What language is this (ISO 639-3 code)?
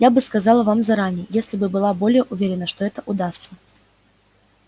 rus